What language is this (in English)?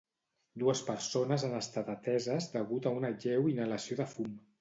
Catalan